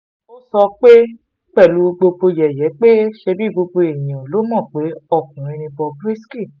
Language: Yoruba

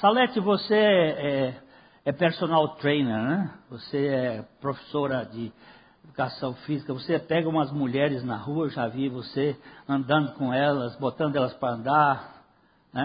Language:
Portuguese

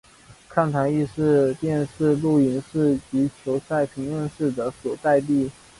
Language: Chinese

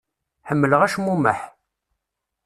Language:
Kabyle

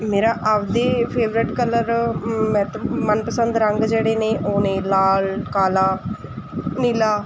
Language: Punjabi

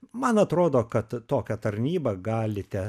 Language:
Lithuanian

